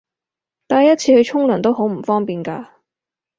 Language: Cantonese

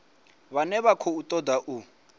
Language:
Venda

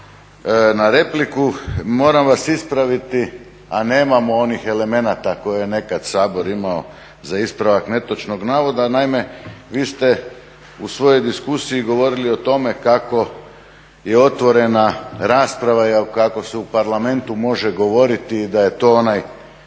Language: Croatian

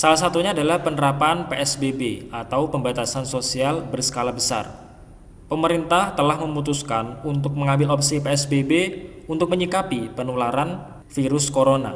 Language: Indonesian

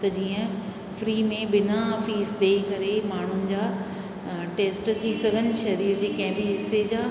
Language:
Sindhi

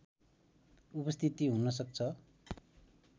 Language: Nepali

